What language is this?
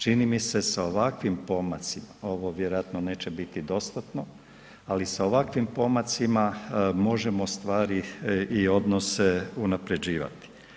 Croatian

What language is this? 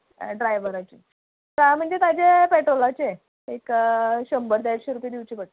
Konkani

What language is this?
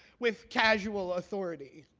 English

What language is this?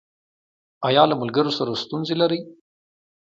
Pashto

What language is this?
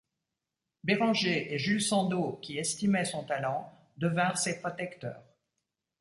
French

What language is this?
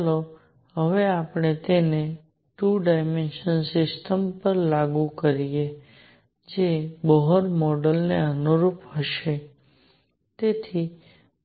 Gujarati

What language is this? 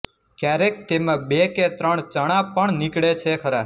Gujarati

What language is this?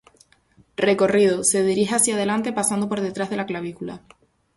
Spanish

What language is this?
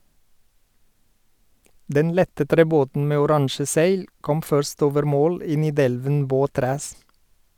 Norwegian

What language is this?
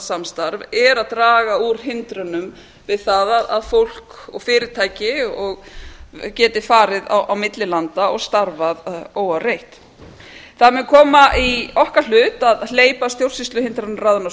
Icelandic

